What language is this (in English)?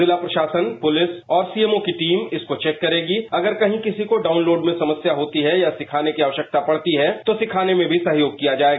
Hindi